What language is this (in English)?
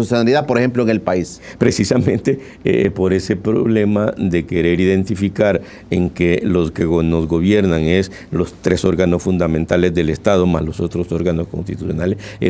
Spanish